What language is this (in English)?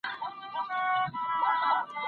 Pashto